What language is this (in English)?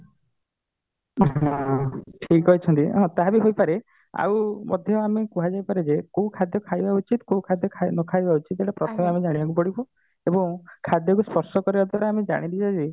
Odia